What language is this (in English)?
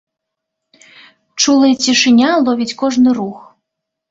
Belarusian